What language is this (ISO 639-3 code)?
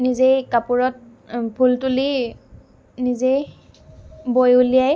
asm